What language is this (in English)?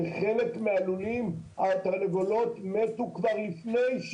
Hebrew